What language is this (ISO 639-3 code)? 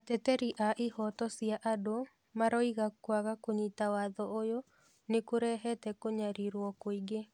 kik